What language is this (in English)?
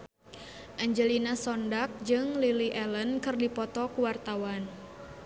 Sundanese